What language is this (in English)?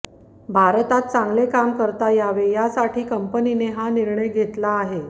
Marathi